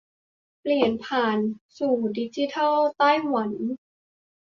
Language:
Thai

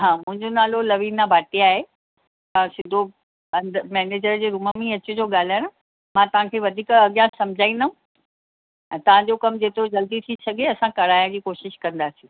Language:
Sindhi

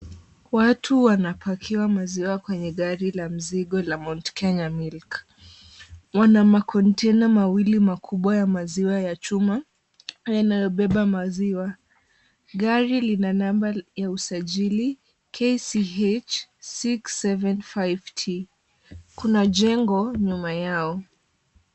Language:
Swahili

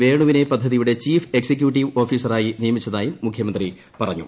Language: Malayalam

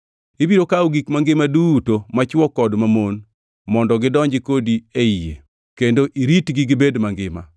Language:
Luo (Kenya and Tanzania)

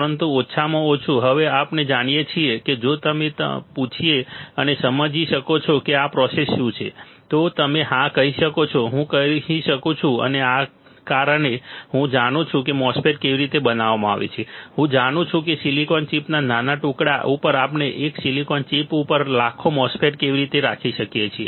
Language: Gujarati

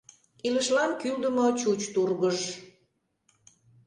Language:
Mari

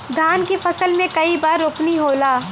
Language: Bhojpuri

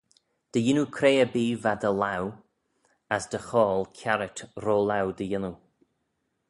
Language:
Manx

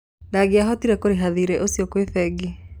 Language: Kikuyu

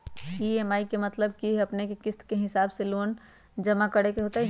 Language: Magahi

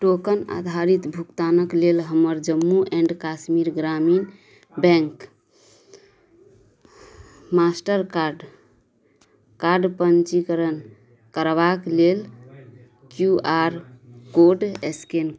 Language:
Maithili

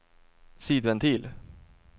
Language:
Swedish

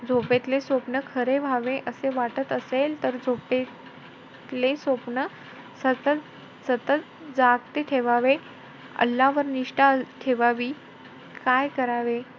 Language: Marathi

